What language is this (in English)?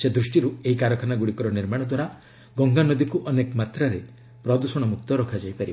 Odia